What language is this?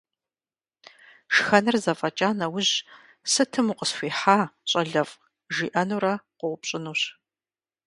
Kabardian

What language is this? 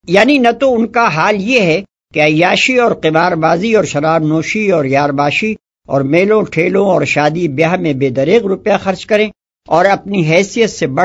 Urdu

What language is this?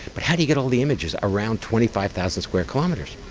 English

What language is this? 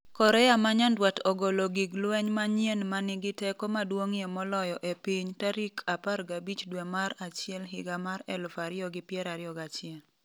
Luo (Kenya and Tanzania)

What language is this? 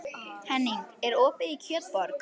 Icelandic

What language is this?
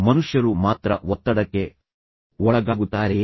Kannada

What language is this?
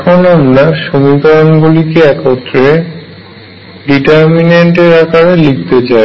Bangla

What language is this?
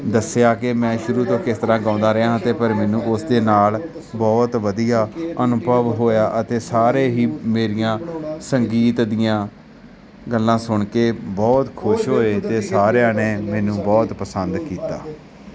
Punjabi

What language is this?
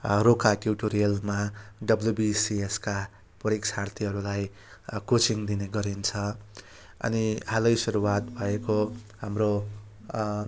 Nepali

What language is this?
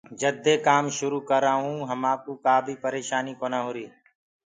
Gurgula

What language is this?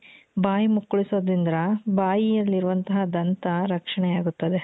Kannada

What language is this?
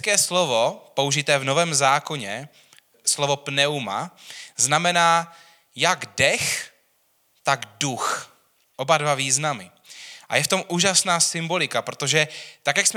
Czech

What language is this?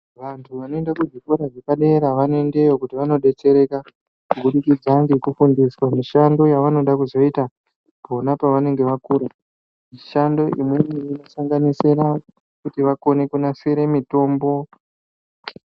Ndau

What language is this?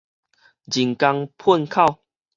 Min Nan Chinese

